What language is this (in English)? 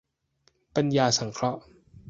Thai